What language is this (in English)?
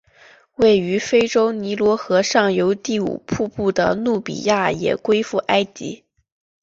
Chinese